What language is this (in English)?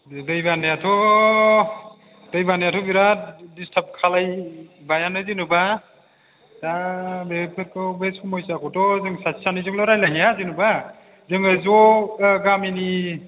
Bodo